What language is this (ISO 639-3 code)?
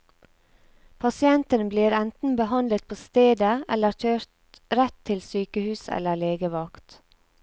nor